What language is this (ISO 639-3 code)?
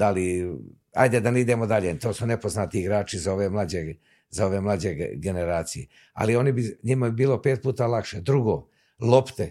hrv